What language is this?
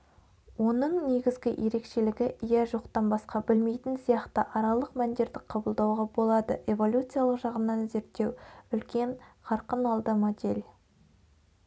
Kazakh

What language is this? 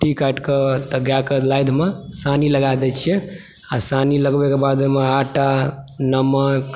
Maithili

